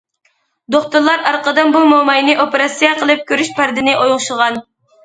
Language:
Uyghur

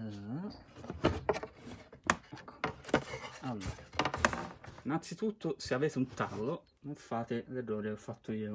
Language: Italian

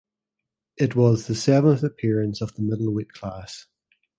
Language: English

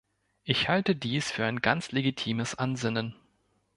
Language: German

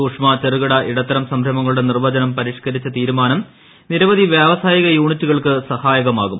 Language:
Malayalam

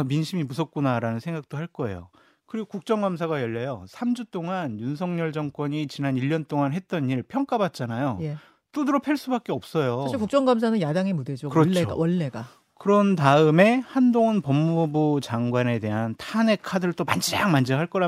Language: Korean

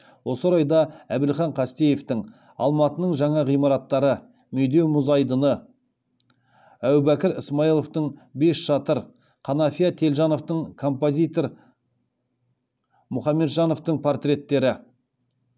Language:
Kazakh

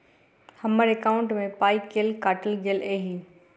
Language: Maithili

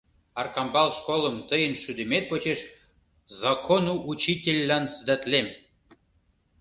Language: Mari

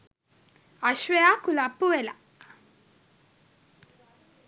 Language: Sinhala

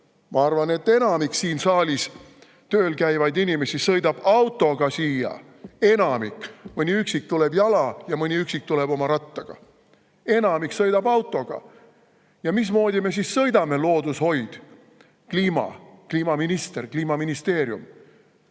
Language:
Estonian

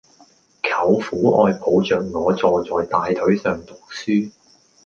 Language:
Cantonese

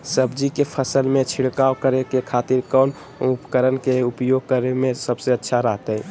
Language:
Magahi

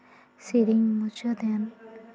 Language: Santali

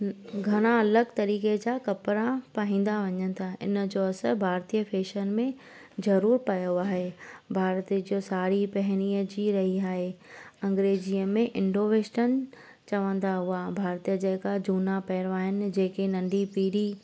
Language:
Sindhi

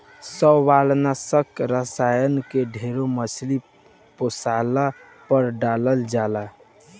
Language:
Bhojpuri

